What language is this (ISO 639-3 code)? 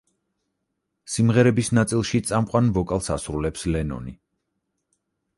kat